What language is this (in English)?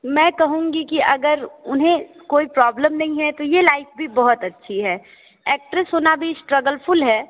Hindi